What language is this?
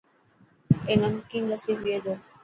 Dhatki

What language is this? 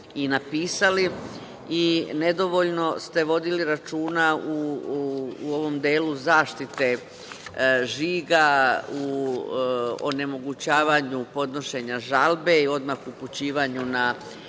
Serbian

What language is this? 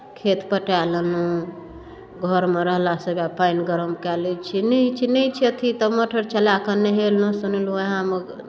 Maithili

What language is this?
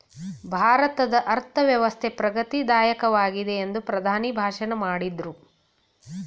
Kannada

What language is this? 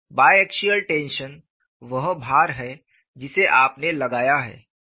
Hindi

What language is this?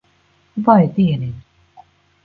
Latvian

